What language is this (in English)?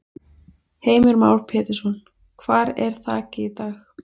Icelandic